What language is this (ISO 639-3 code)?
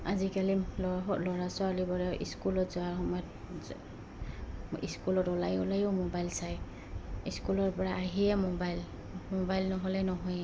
asm